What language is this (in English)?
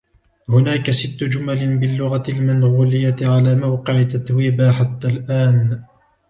Arabic